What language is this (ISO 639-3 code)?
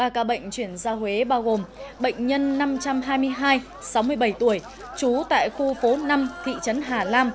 vie